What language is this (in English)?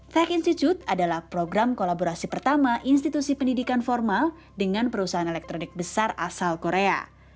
Indonesian